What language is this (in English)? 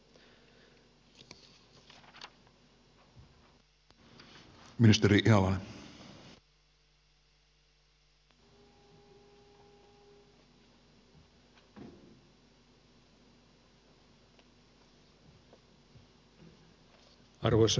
Finnish